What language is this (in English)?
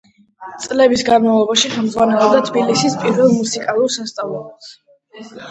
Georgian